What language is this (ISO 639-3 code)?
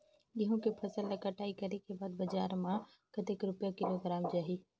hne